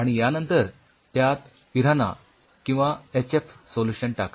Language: Marathi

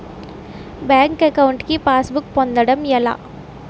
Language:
Telugu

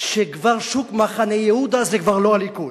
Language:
Hebrew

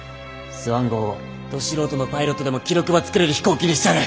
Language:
Japanese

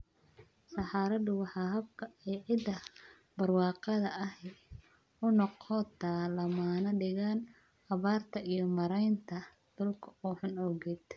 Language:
Somali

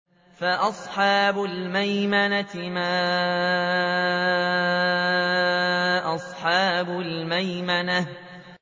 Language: Arabic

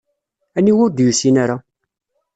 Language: Kabyle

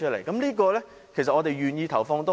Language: Cantonese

